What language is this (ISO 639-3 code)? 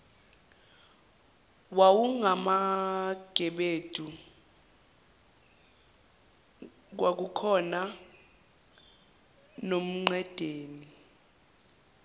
zul